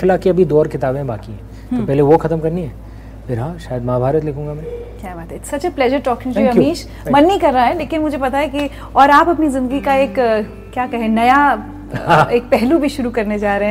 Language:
Hindi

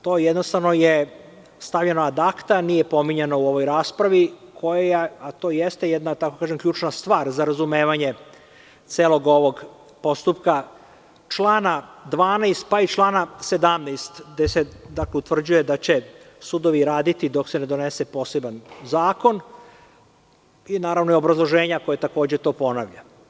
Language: Serbian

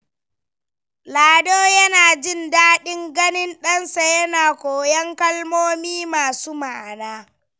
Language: Hausa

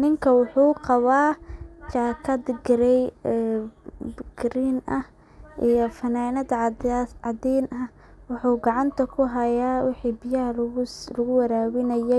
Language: Somali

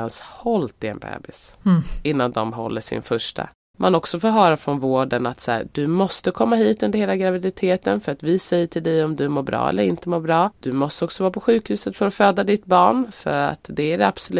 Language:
Swedish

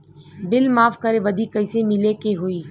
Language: Bhojpuri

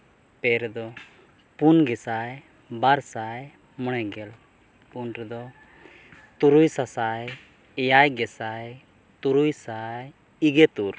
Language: Santali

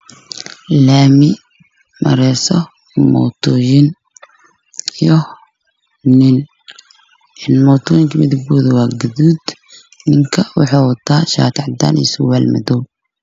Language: Somali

